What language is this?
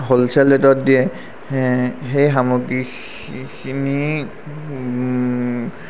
Assamese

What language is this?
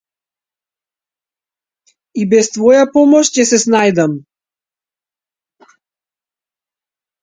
Macedonian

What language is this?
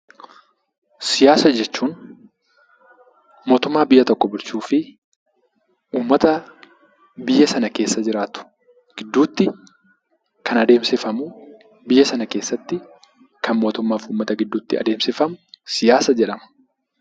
Oromo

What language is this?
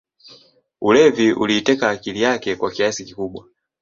Swahili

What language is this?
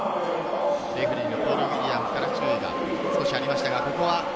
Japanese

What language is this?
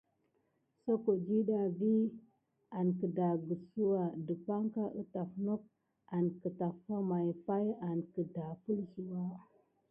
Gidar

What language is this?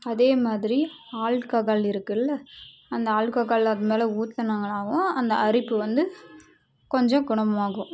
Tamil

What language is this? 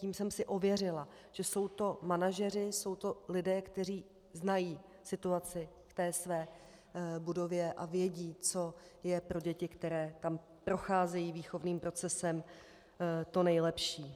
Czech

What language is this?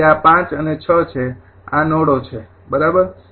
Gujarati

